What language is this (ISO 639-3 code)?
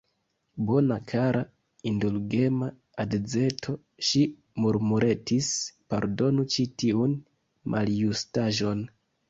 epo